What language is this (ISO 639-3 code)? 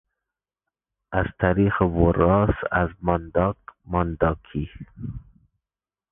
fas